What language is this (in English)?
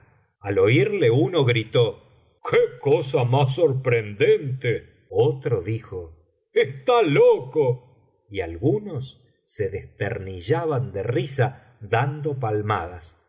Spanish